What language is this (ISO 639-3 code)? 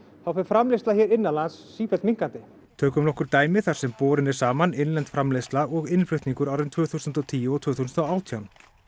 isl